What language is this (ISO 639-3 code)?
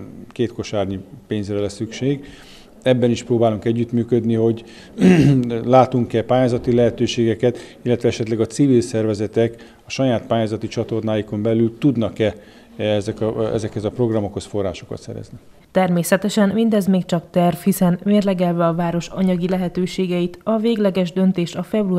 hun